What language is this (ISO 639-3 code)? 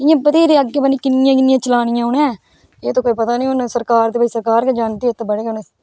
doi